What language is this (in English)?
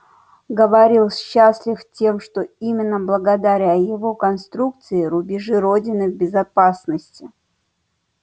Russian